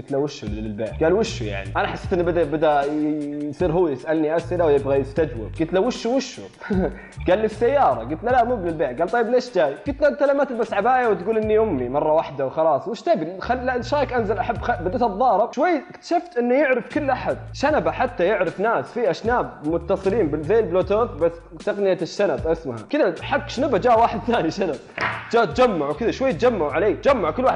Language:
Arabic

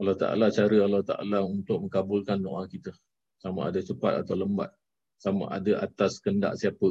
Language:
Malay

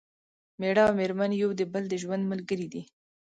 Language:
Pashto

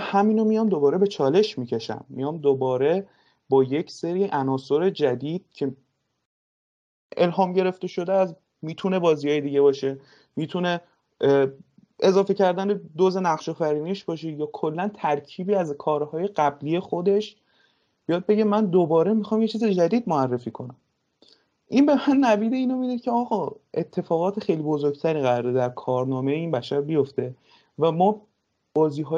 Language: Persian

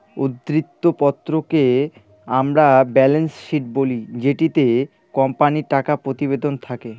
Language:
Bangla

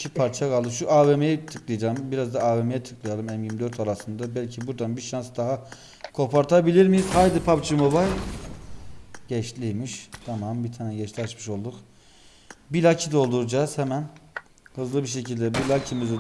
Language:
Turkish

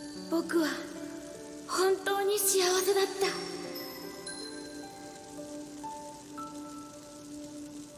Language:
Filipino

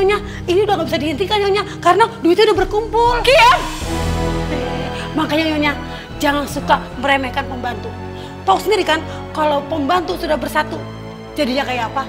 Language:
Indonesian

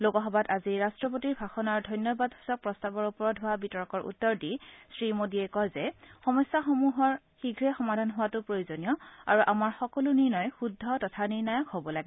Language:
Assamese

